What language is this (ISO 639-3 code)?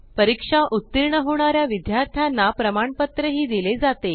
mar